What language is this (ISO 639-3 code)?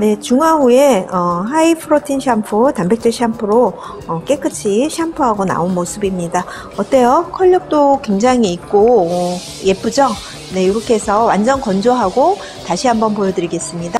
kor